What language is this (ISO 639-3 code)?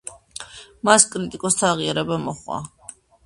kat